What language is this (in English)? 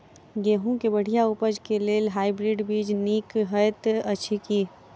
Maithili